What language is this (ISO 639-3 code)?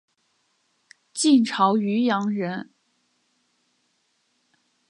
zho